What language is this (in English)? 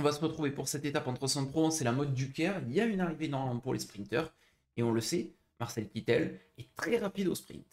French